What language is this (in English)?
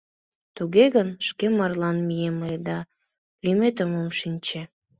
Mari